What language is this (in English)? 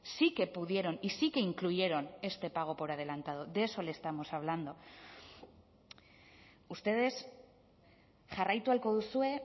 Spanish